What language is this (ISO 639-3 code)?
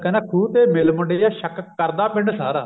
pan